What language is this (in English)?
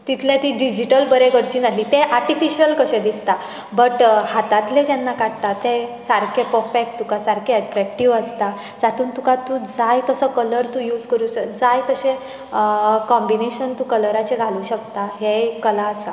Konkani